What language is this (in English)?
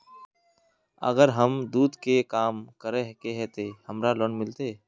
Magahi